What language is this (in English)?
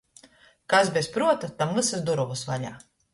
Latgalian